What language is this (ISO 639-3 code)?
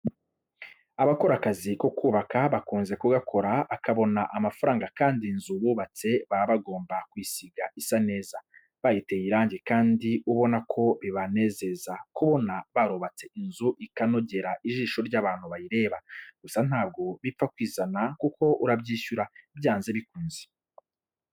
kin